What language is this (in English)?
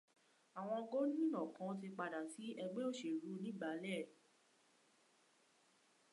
Yoruba